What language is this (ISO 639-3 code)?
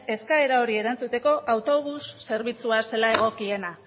eus